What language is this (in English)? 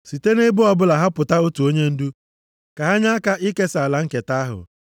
Igbo